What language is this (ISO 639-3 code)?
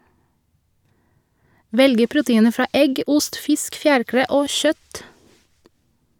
nor